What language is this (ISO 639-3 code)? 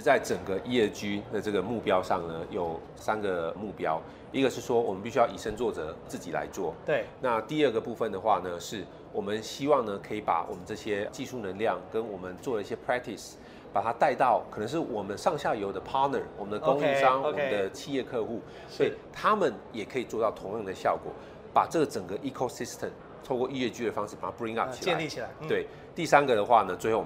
zho